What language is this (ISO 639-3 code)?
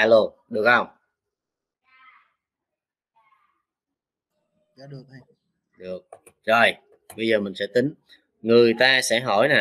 vie